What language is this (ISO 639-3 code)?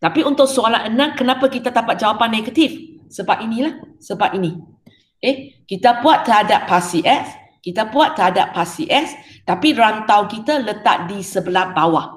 msa